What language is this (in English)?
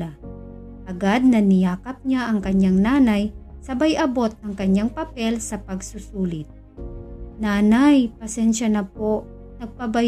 Filipino